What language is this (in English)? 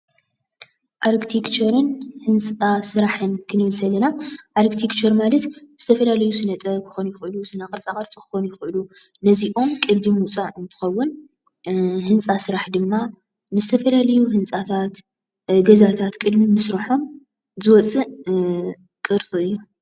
Tigrinya